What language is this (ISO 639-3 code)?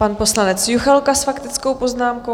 ces